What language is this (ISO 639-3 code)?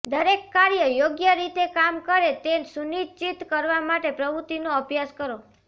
guj